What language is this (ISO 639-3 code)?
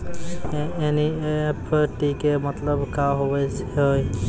mai